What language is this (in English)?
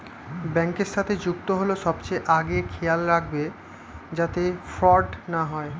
Bangla